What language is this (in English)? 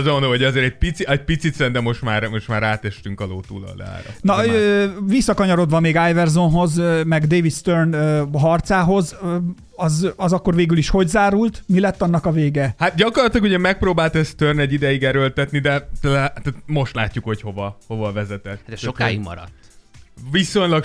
Hungarian